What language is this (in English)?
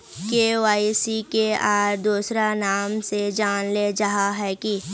Magahi